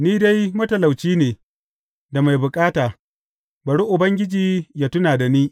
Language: Hausa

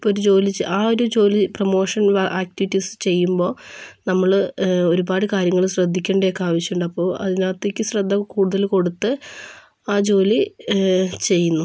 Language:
Malayalam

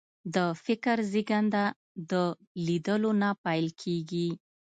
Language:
Pashto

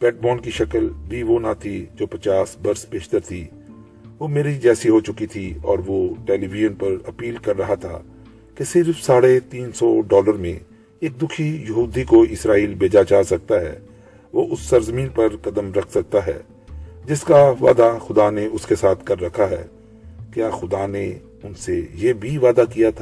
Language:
Urdu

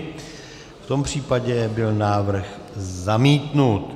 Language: Czech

